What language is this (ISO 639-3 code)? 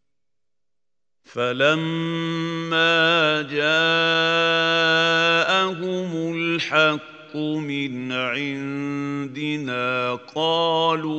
ara